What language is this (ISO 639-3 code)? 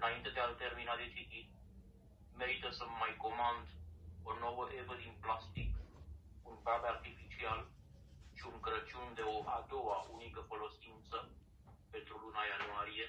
ron